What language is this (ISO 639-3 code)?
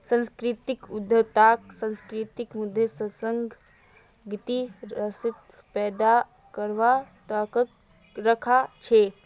mag